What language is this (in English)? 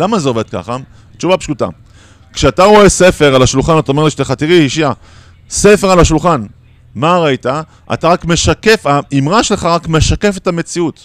Hebrew